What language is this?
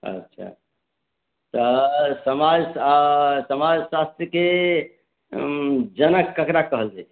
Maithili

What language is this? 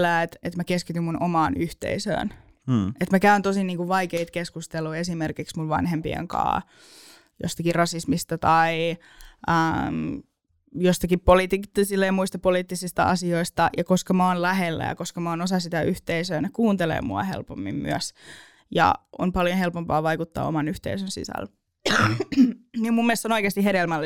Finnish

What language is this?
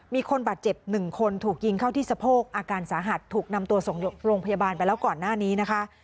Thai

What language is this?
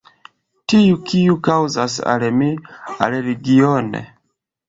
Esperanto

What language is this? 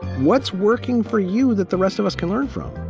English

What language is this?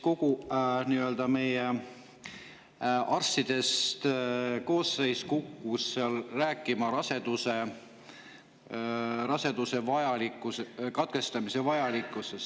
Estonian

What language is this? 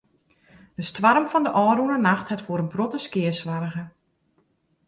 Western Frisian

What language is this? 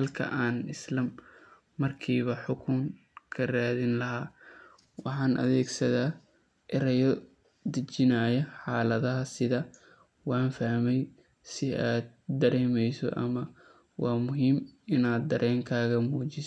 Somali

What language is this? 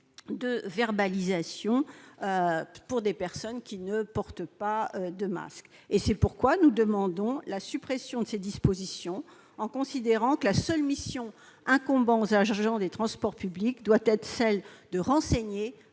French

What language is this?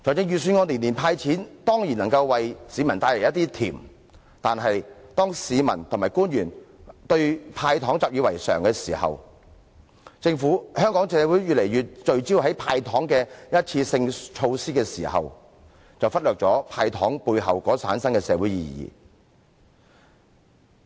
Cantonese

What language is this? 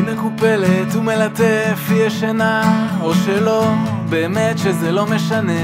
Hebrew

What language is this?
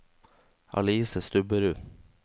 Norwegian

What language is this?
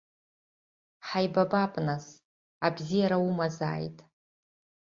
Abkhazian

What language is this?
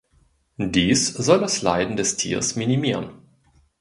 German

